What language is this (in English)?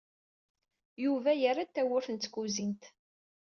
Kabyle